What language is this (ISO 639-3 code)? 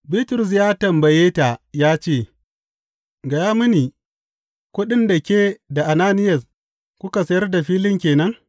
hau